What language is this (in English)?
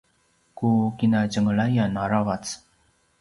Paiwan